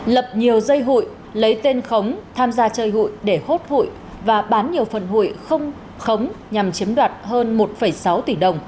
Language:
Vietnamese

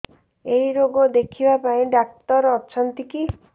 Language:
Odia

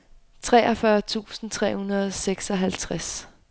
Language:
Danish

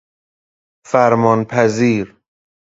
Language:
Persian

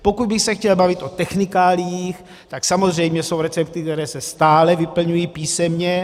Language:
Czech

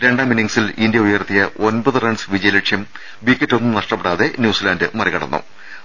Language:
Malayalam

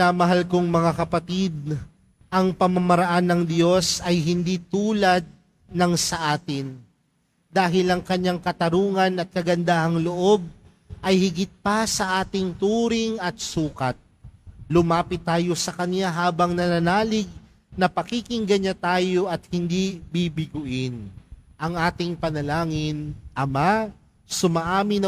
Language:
Filipino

